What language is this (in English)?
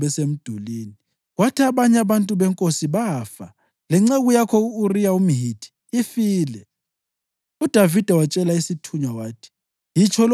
North Ndebele